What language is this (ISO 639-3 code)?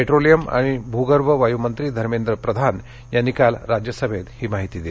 mar